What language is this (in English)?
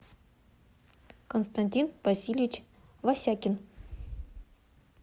Russian